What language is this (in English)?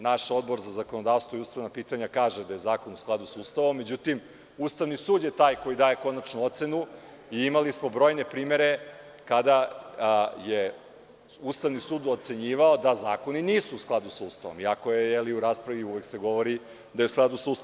Serbian